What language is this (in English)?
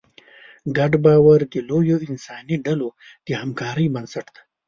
Pashto